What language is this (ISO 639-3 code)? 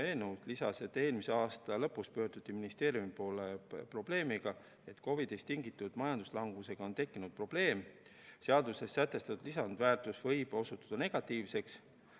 est